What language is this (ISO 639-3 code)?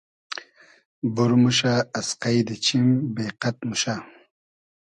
haz